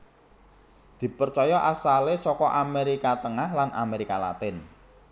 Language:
Javanese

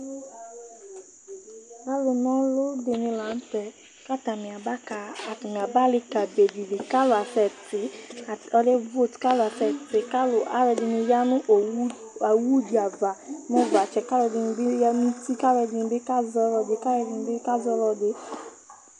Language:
Ikposo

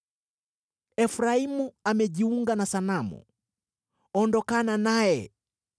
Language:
Swahili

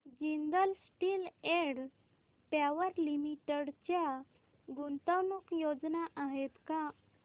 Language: Marathi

